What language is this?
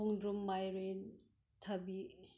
Manipuri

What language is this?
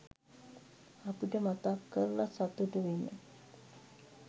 Sinhala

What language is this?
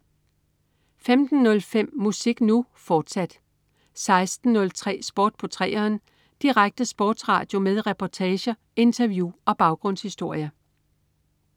Danish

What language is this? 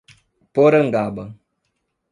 Portuguese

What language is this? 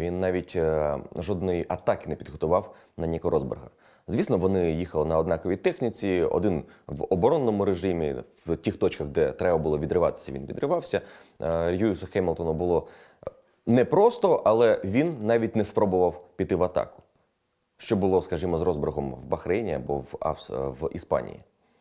Ukrainian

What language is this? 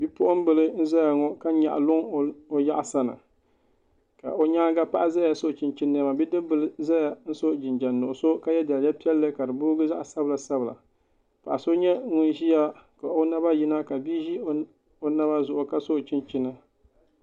Dagbani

